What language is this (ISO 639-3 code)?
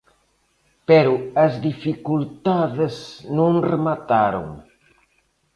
glg